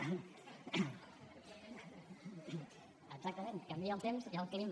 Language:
Catalan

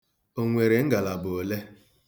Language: Igbo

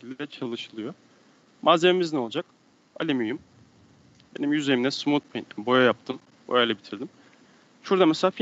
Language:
Turkish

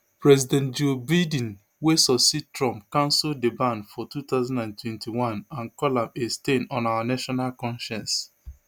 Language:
Nigerian Pidgin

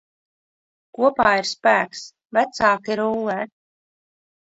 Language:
Latvian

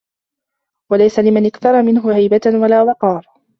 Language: Arabic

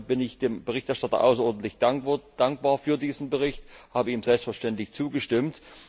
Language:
German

